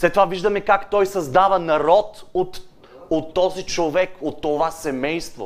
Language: Bulgarian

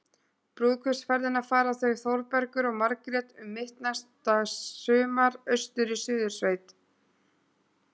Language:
Icelandic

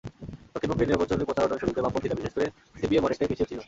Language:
Bangla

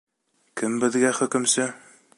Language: Bashkir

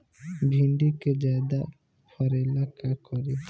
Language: Bhojpuri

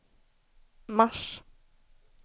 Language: Swedish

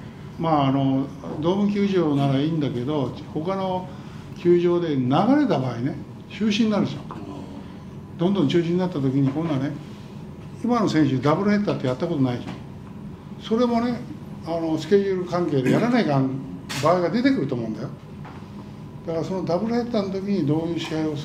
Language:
Japanese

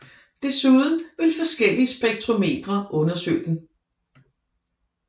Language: Danish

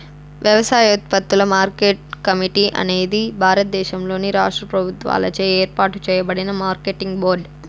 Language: Telugu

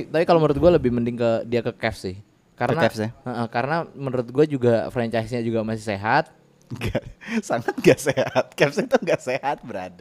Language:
Indonesian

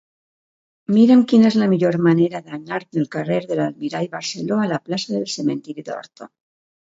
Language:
Catalan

